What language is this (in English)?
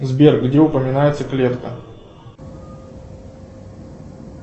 Russian